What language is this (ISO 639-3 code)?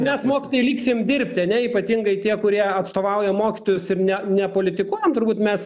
lit